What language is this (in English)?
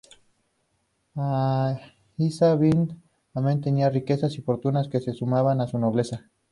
Spanish